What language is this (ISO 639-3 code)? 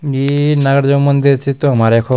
gbm